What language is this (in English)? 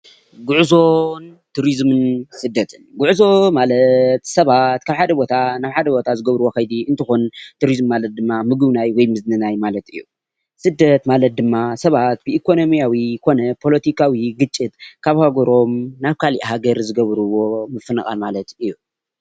Tigrinya